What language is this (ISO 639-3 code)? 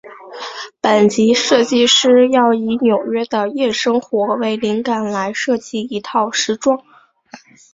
zho